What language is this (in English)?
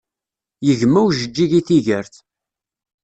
Kabyle